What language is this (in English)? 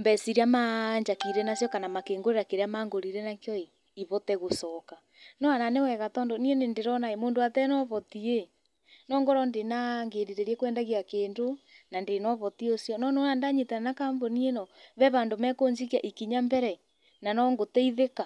Kikuyu